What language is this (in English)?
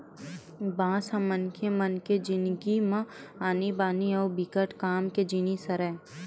Chhattisgarhi